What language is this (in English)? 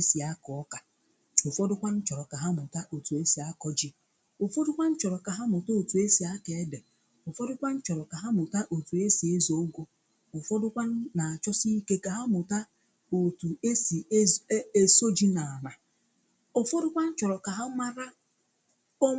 Igbo